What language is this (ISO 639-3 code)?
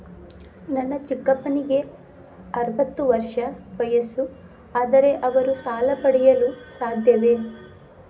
kan